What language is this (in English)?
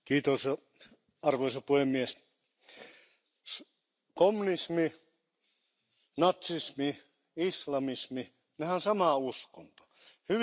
Finnish